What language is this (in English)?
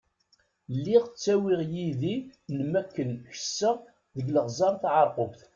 Kabyle